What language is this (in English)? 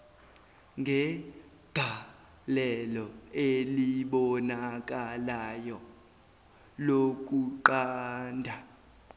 Zulu